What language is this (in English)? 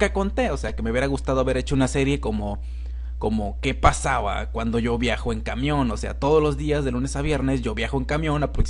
Spanish